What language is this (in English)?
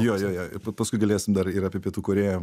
Lithuanian